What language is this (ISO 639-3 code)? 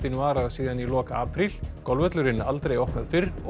isl